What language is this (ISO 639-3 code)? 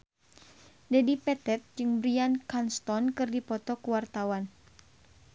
sun